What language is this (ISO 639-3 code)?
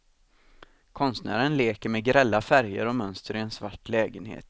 swe